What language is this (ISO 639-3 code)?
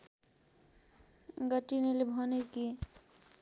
nep